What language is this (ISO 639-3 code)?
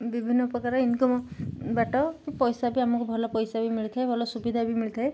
ori